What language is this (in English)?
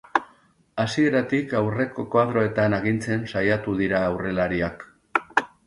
Basque